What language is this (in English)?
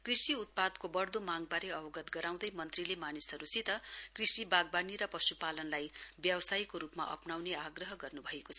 Nepali